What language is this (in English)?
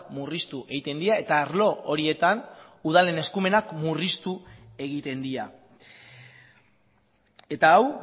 Basque